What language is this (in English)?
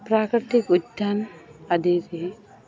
Assamese